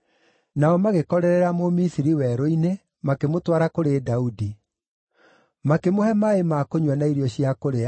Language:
Kikuyu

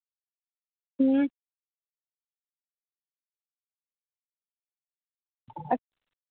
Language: Dogri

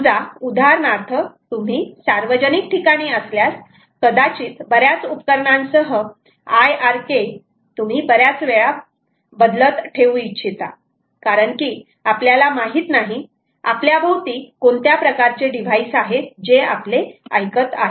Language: Marathi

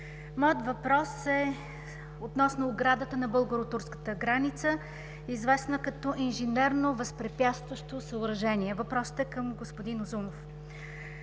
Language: Bulgarian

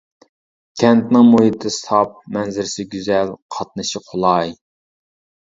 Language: Uyghur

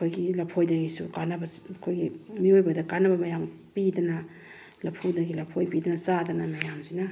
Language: Manipuri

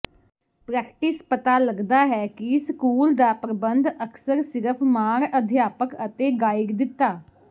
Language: Punjabi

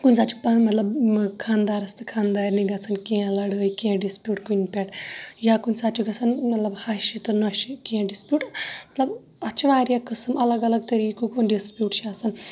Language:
Kashmiri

